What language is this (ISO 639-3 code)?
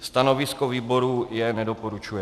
ces